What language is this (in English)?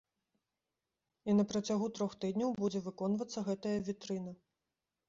Belarusian